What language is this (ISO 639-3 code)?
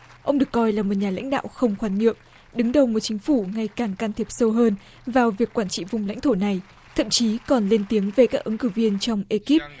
vie